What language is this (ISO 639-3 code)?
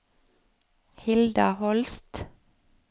nor